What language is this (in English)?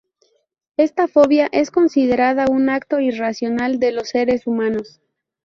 Spanish